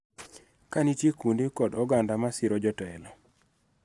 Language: Luo (Kenya and Tanzania)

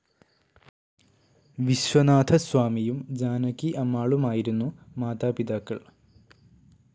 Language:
Malayalam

